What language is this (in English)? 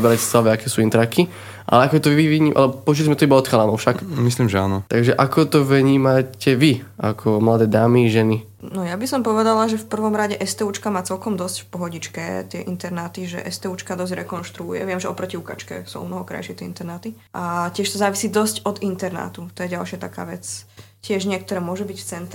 Slovak